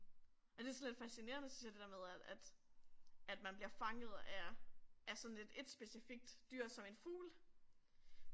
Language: Danish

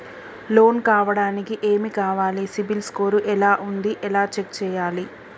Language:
Telugu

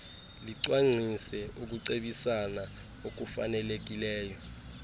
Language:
Xhosa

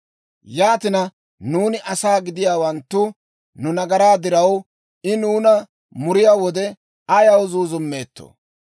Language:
Dawro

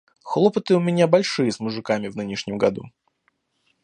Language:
Russian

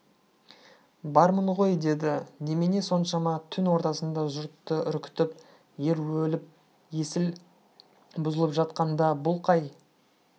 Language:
Kazakh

